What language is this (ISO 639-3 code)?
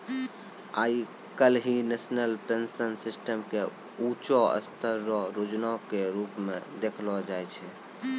mai